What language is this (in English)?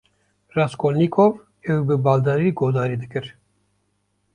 Kurdish